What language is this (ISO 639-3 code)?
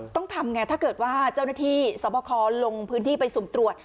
tha